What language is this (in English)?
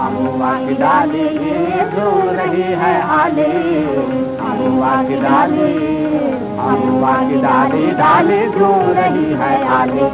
Hindi